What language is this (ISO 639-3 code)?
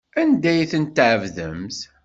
kab